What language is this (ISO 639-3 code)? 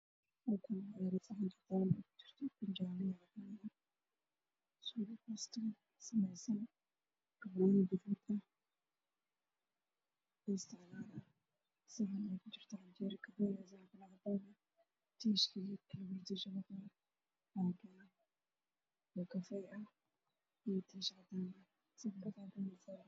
som